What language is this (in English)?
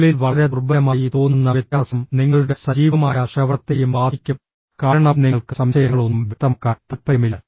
Malayalam